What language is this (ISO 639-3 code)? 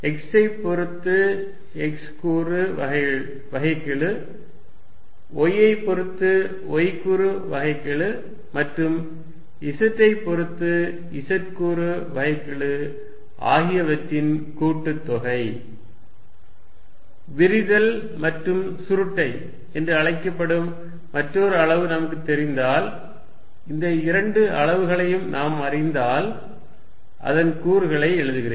tam